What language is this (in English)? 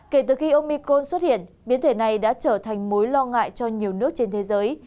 Vietnamese